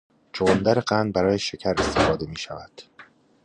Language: Persian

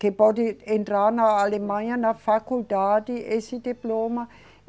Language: Portuguese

